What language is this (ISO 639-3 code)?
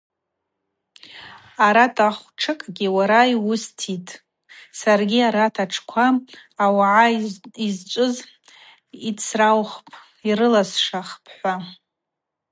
abq